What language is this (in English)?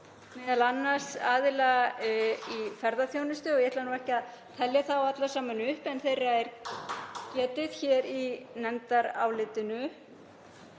Icelandic